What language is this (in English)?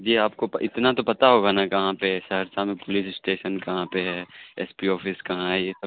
Urdu